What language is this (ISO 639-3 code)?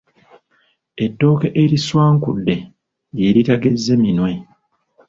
lug